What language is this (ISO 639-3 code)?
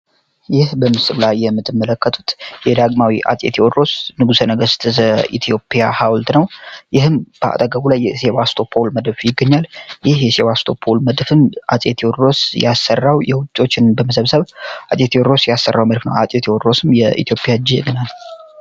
amh